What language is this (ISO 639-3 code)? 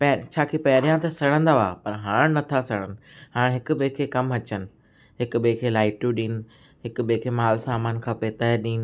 snd